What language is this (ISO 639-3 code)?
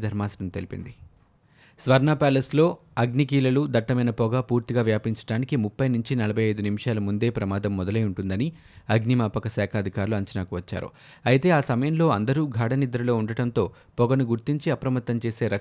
tel